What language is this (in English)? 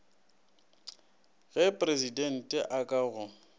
Northern Sotho